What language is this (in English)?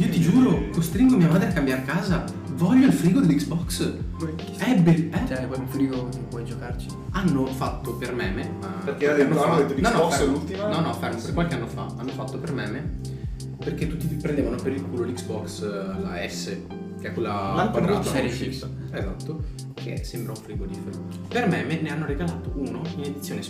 Italian